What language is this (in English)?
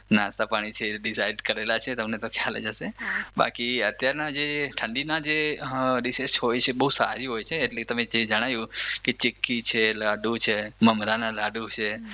Gujarati